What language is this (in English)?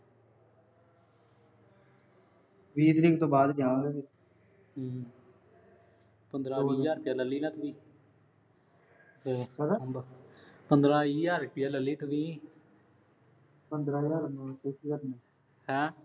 Punjabi